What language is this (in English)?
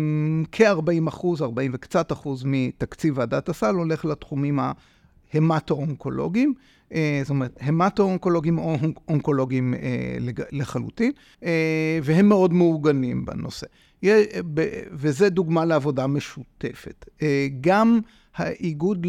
Hebrew